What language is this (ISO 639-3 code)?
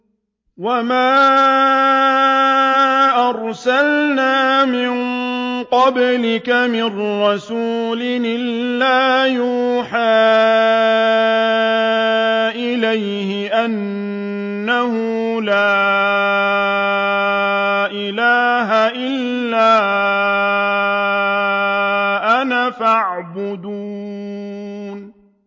ara